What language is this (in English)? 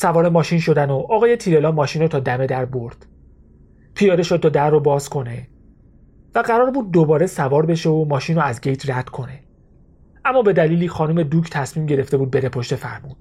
Persian